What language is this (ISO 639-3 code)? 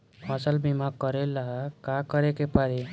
bho